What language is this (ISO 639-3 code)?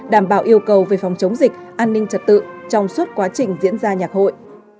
vie